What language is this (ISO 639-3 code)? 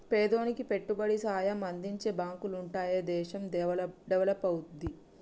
tel